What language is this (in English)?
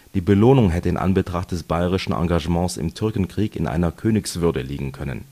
German